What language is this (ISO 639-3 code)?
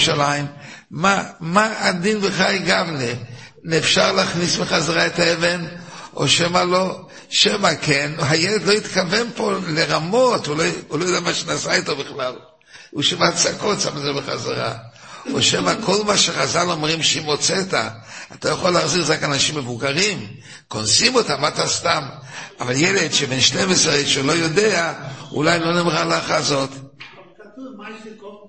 heb